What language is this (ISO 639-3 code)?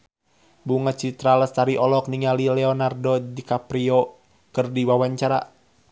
sun